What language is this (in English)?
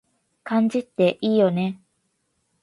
Japanese